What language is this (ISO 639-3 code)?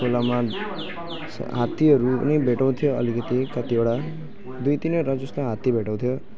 nep